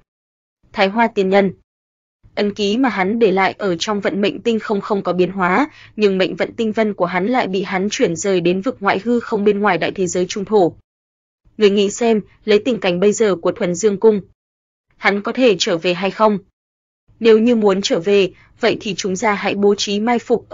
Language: Vietnamese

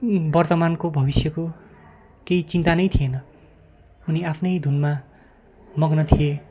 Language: Nepali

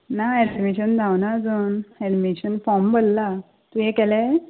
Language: Konkani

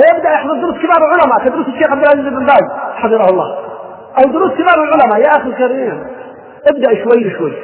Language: Arabic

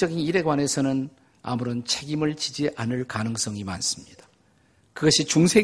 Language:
Korean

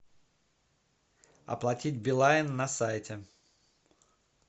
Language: Russian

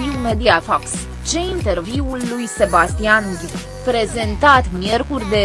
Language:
Romanian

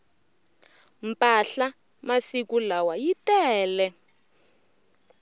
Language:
Tsonga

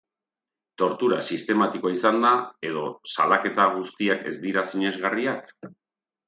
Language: Basque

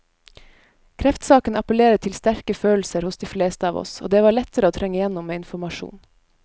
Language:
Norwegian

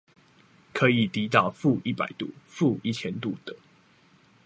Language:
Chinese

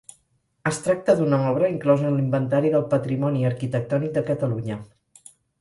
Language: Catalan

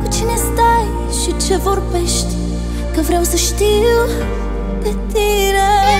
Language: Romanian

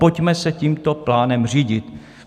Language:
Czech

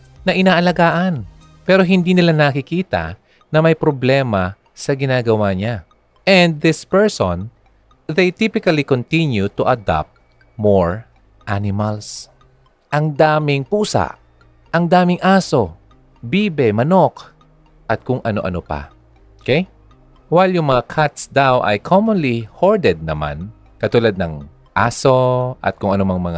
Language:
Filipino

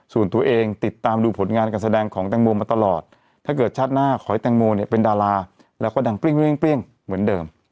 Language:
Thai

